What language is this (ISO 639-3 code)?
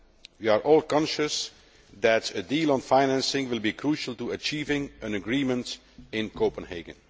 eng